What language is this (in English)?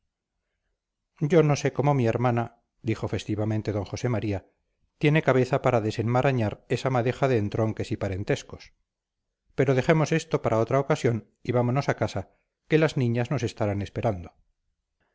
Spanish